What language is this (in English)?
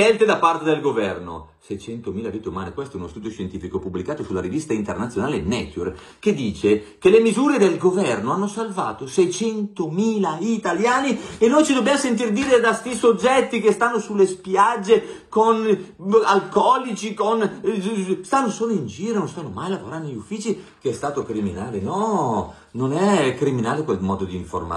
Italian